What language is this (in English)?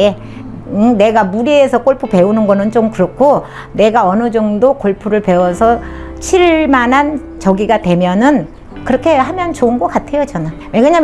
Korean